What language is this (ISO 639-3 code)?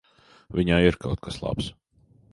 lav